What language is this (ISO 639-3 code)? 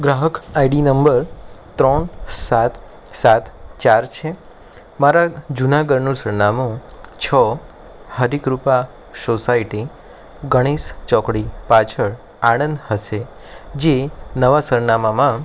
guj